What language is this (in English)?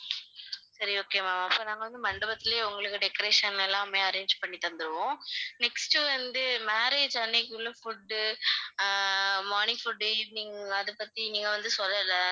Tamil